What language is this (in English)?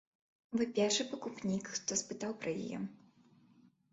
Belarusian